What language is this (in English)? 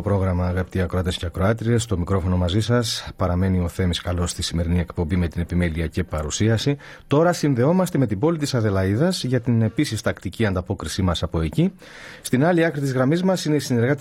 Greek